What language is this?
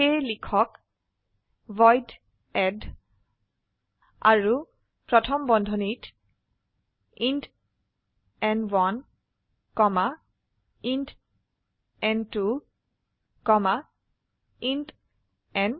Assamese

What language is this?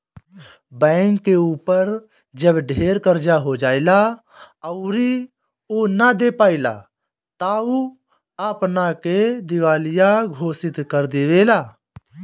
Bhojpuri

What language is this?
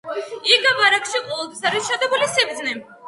Georgian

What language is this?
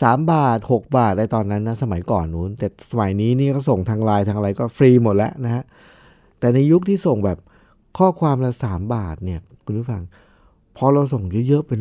Thai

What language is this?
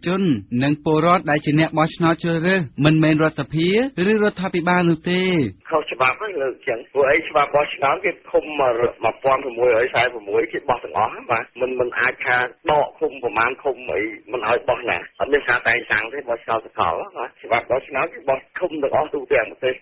Thai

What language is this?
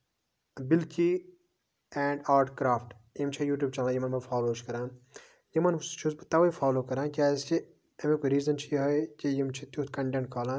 Kashmiri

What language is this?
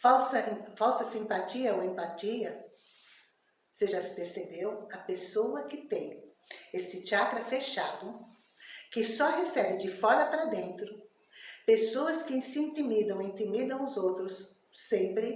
Portuguese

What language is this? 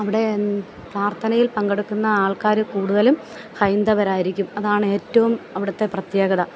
Malayalam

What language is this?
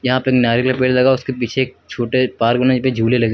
Hindi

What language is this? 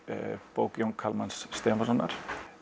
Icelandic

